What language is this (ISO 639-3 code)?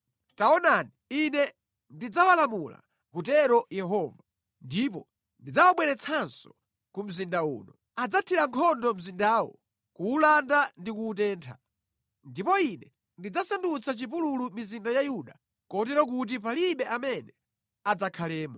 nya